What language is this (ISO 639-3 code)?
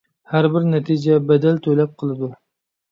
uig